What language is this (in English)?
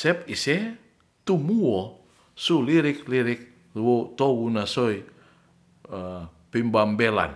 Ratahan